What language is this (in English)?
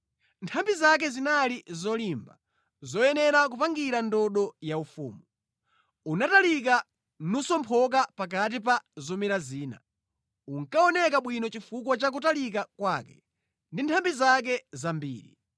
Nyanja